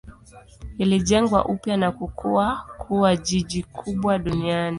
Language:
Swahili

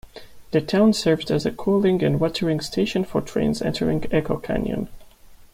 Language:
English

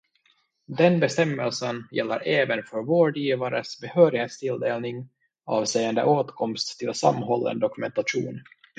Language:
Swedish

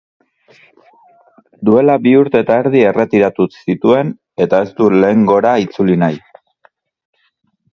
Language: Basque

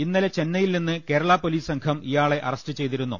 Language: Malayalam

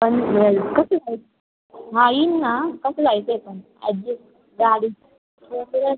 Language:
Marathi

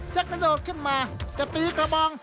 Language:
Thai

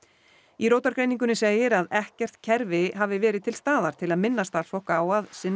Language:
Icelandic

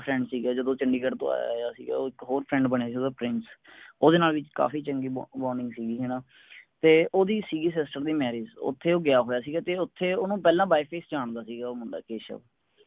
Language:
Punjabi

